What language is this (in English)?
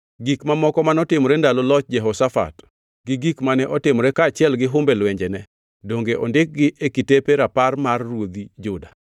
Luo (Kenya and Tanzania)